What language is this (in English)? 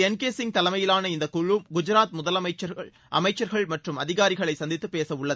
Tamil